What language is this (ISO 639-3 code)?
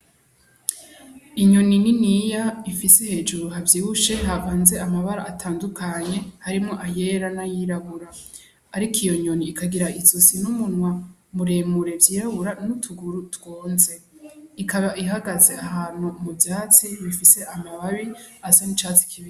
run